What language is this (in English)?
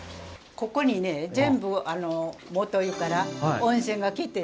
Japanese